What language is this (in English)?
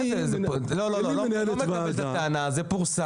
Hebrew